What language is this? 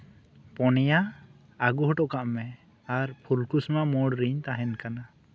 Santali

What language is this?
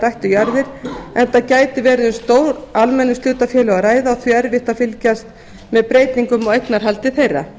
Icelandic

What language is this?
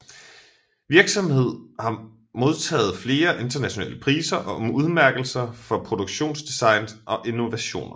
Danish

